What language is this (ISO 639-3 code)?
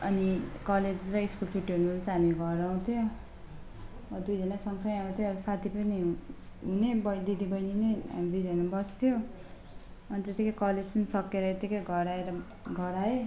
nep